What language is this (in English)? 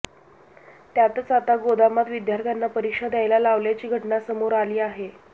Marathi